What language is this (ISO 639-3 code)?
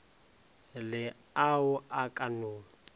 nso